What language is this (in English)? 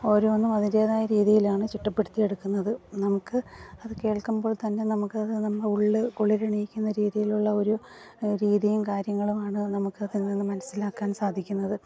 Malayalam